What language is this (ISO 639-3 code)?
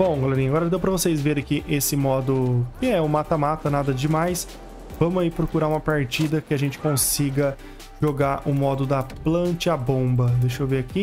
por